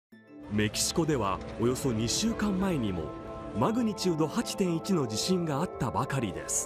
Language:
Japanese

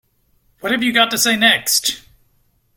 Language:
English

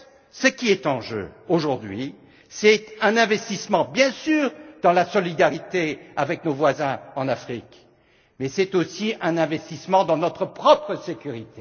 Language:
French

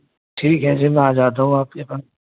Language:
Urdu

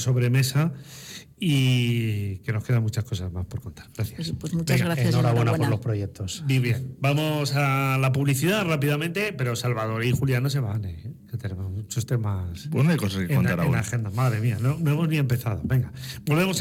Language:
Spanish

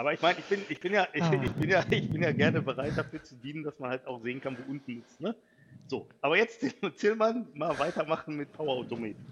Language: German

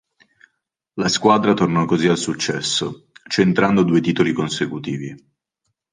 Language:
Italian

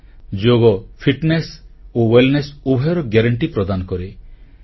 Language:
Odia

